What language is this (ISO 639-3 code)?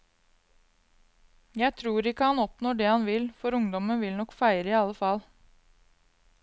nor